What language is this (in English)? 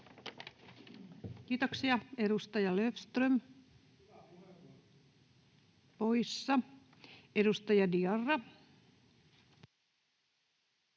Finnish